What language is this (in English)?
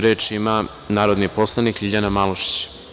Serbian